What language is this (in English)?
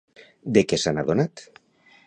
Catalan